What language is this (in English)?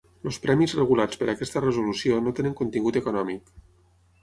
Catalan